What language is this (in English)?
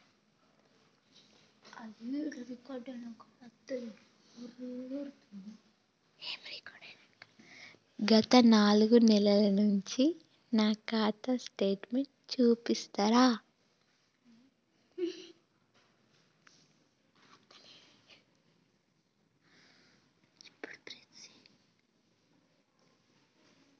Telugu